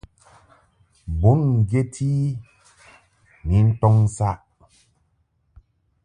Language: Mungaka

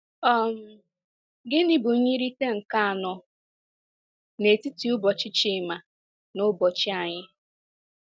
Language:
Igbo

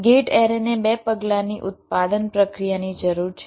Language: Gujarati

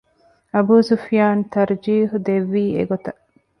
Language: Divehi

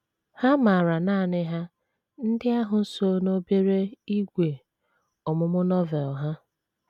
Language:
Igbo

